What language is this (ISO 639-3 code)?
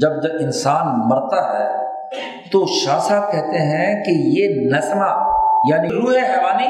urd